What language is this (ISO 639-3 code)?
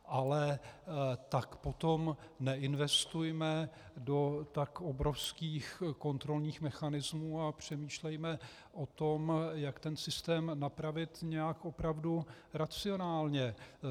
ces